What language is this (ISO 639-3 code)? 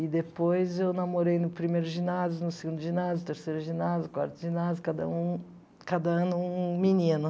por